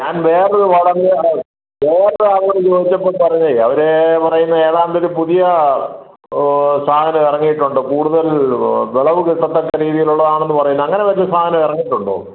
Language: Malayalam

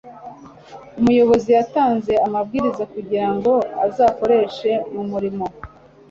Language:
Kinyarwanda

